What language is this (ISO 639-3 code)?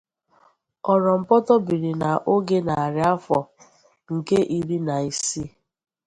ibo